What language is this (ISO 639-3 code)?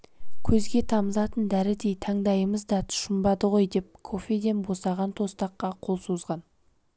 kaz